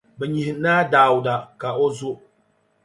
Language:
Dagbani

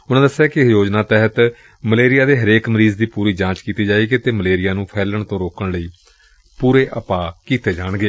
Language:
Punjabi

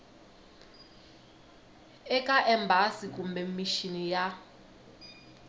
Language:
Tsonga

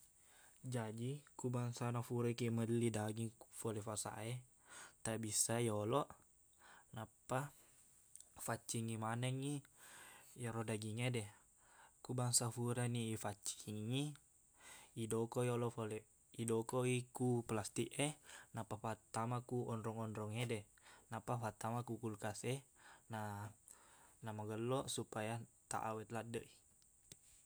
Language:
Buginese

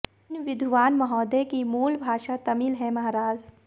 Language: Hindi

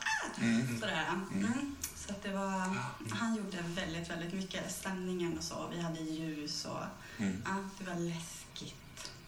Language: Swedish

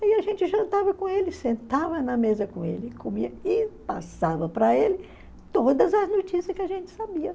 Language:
Portuguese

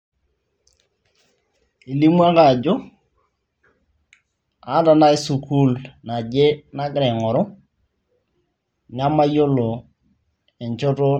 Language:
Masai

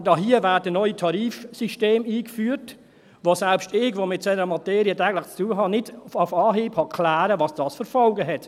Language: Swiss German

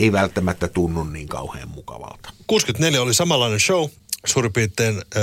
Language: Finnish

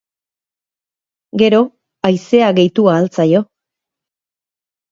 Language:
Basque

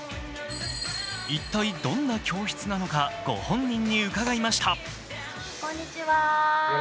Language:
Japanese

